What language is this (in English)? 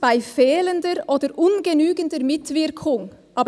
Swiss German